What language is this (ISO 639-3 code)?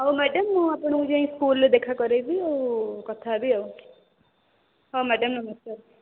ori